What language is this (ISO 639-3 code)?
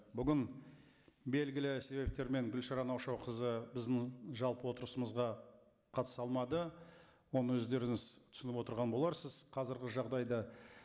kaz